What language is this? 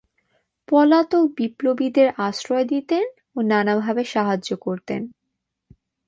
Bangla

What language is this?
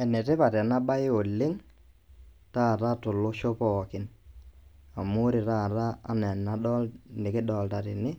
Masai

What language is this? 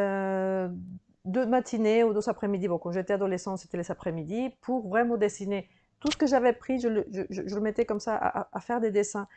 French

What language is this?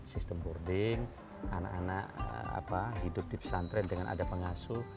Indonesian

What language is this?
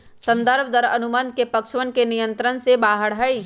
Magahi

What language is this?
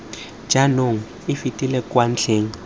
Tswana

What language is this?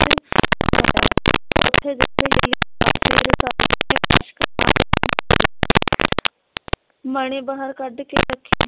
Punjabi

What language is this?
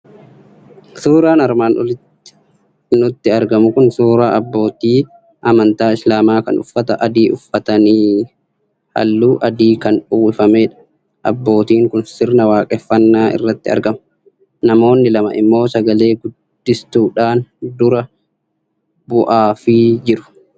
Oromo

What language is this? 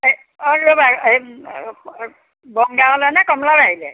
Assamese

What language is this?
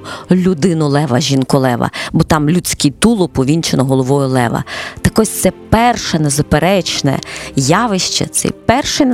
Ukrainian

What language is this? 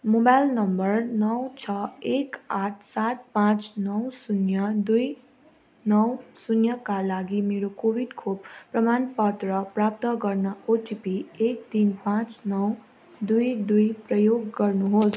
Nepali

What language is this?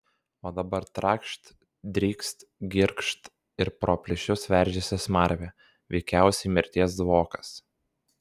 Lithuanian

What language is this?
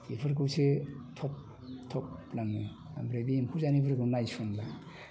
Bodo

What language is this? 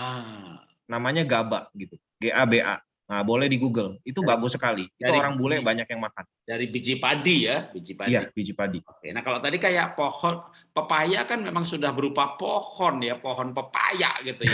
Indonesian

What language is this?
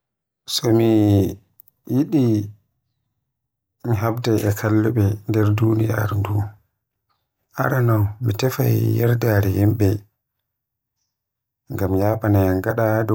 Western Niger Fulfulde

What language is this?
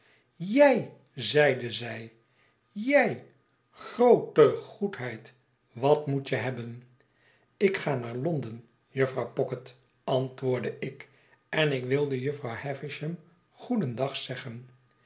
Dutch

